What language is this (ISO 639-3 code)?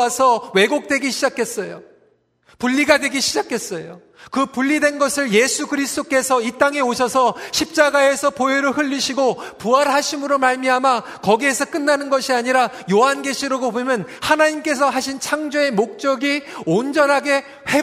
kor